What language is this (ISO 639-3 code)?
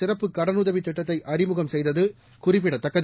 tam